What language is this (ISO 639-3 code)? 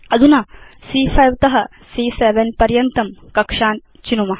san